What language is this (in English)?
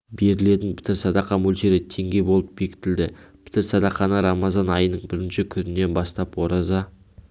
Kazakh